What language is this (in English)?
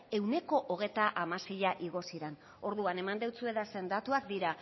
Basque